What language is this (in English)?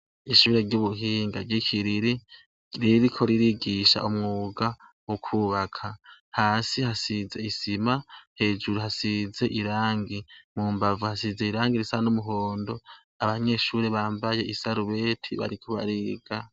Rundi